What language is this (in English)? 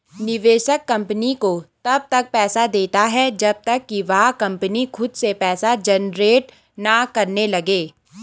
Hindi